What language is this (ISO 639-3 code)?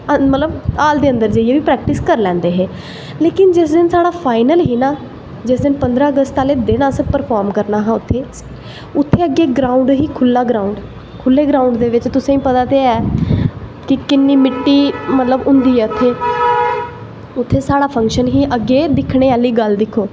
doi